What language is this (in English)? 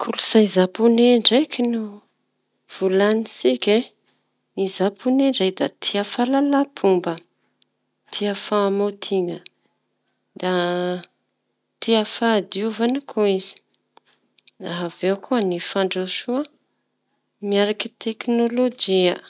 Tanosy Malagasy